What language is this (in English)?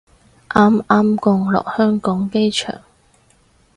Cantonese